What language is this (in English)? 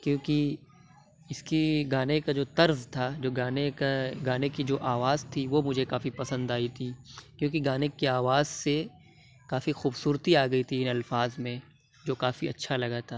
Urdu